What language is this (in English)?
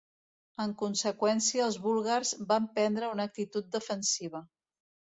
Catalan